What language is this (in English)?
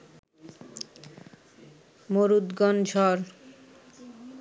Bangla